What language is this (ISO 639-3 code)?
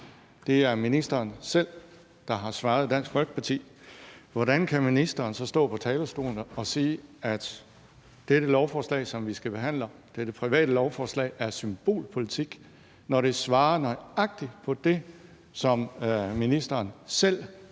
dan